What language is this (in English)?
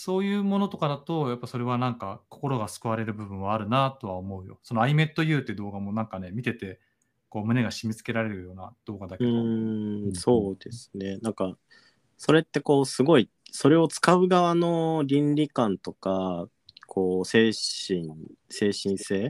Japanese